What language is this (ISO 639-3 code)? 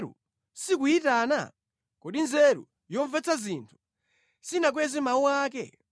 nya